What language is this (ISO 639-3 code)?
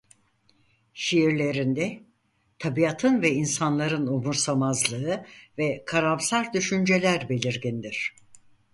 tur